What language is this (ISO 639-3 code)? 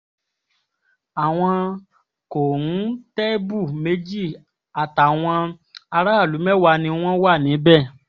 yor